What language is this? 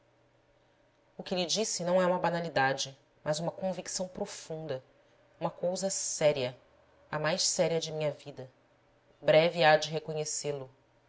Portuguese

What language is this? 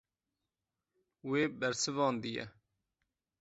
Kurdish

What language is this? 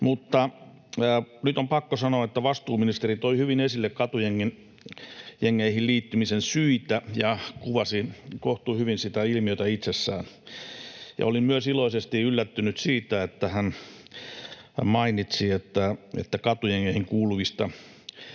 Finnish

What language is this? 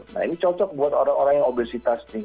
Indonesian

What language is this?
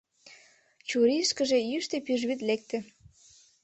Mari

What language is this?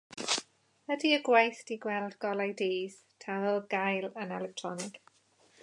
Welsh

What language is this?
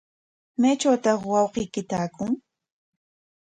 Corongo Ancash Quechua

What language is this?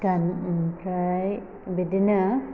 Bodo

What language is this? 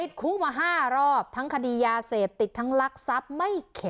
Thai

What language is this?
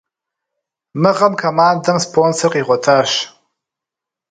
Kabardian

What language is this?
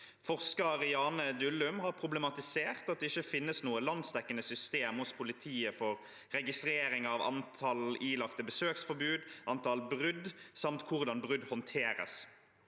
Norwegian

